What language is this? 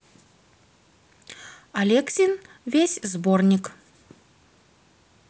Russian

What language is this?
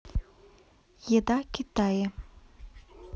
Russian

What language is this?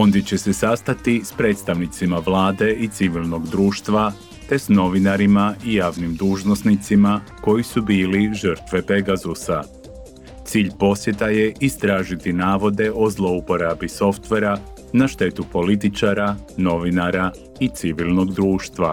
Croatian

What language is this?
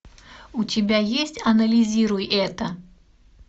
Russian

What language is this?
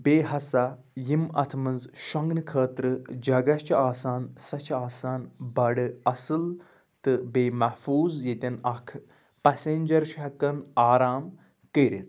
Kashmiri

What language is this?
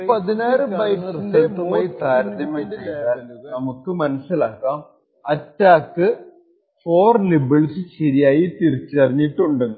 Malayalam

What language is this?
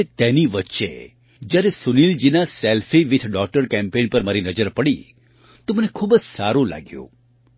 Gujarati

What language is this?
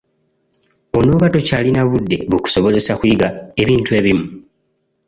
Ganda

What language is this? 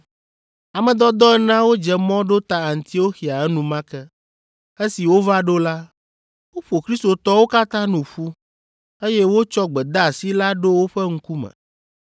Ewe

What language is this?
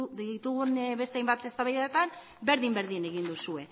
Basque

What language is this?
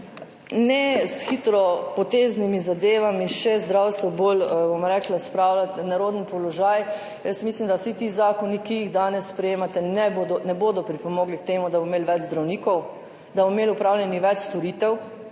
Slovenian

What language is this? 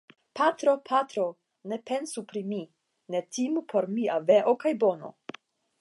Esperanto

